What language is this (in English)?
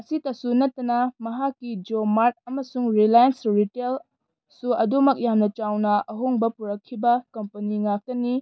Manipuri